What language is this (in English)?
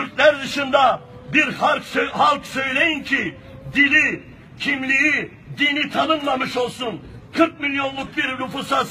Turkish